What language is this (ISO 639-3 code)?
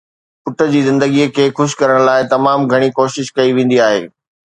snd